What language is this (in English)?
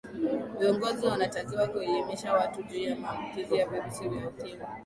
Swahili